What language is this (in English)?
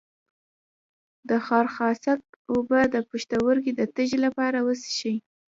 Pashto